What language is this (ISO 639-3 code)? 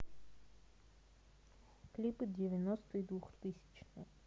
rus